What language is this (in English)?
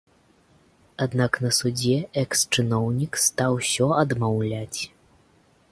Belarusian